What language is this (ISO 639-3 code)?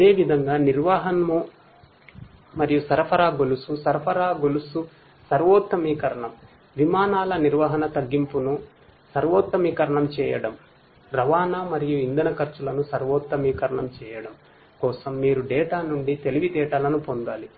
tel